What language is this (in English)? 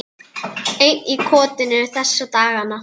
Icelandic